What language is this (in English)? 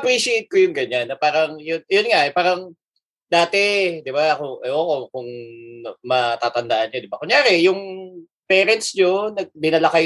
Filipino